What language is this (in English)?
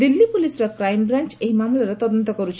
Odia